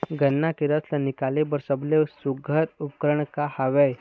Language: Chhattisgarhi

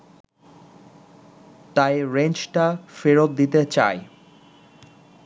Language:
Bangla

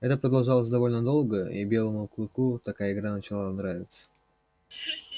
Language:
Russian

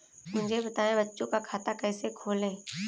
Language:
Hindi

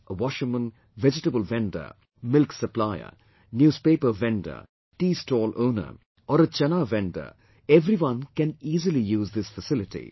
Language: English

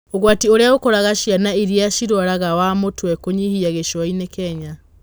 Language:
Kikuyu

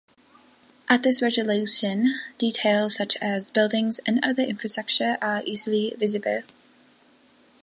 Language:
English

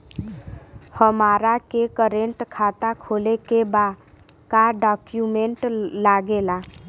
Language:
Bhojpuri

